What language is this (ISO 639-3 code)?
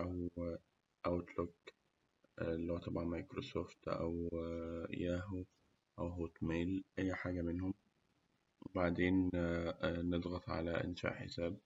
arz